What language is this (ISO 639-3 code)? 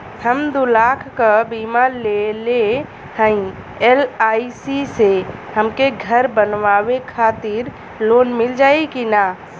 bho